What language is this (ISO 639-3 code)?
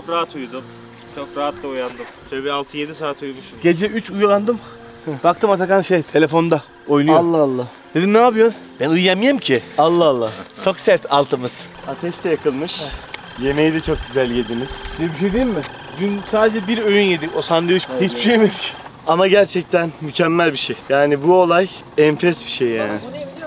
tur